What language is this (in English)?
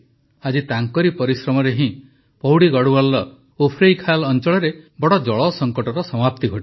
Odia